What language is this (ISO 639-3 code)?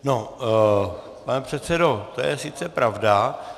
ces